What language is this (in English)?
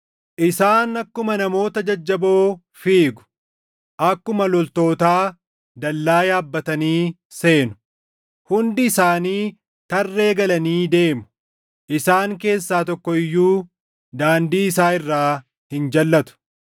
Oromo